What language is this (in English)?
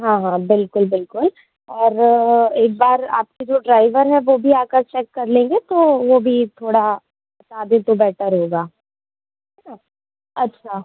Hindi